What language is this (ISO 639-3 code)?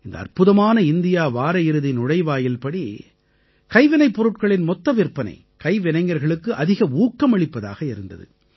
tam